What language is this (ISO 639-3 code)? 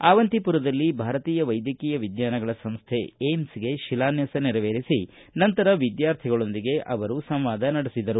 kan